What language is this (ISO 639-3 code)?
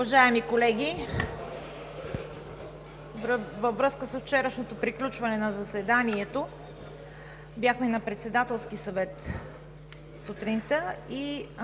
bul